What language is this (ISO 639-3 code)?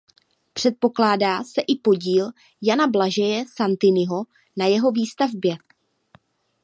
ces